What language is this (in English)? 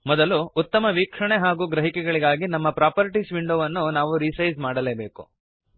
Kannada